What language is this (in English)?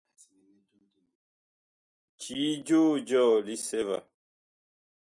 Bakoko